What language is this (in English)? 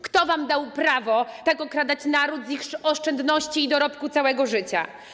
Polish